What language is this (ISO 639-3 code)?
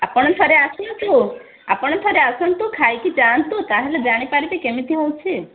ori